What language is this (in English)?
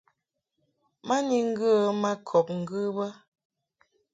Mungaka